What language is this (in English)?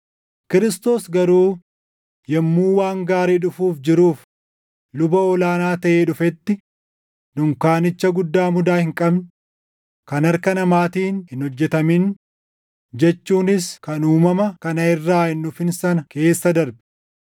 Oromo